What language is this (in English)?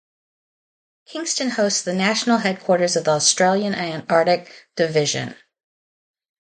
English